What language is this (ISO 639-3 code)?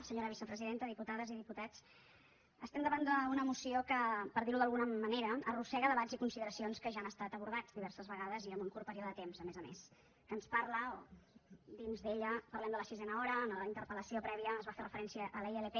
cat